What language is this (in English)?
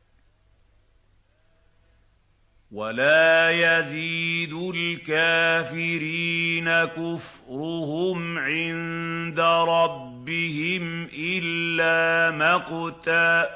Arabic